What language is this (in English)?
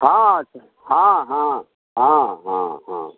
Maithili